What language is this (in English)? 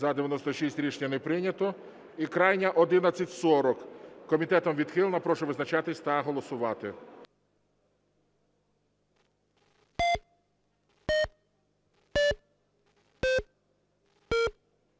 Ukrainian